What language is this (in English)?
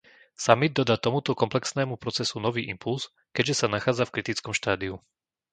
Slovak